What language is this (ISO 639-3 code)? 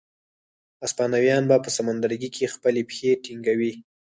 pus